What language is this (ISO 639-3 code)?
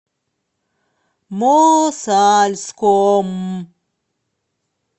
rus